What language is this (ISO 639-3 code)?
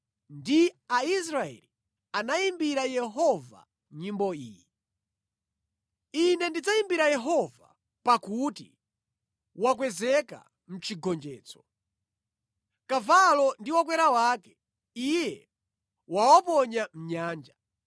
nya